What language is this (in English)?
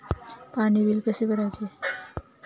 Marathi